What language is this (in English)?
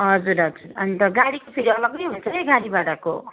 Nepali